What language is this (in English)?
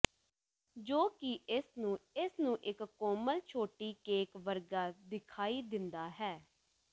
Punjabi